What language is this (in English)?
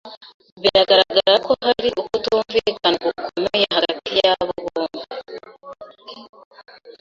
Kinyarwanda